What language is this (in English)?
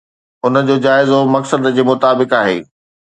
Sindhi